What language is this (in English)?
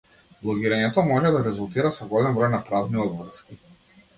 Macedonian